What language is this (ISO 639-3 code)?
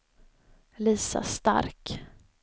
swe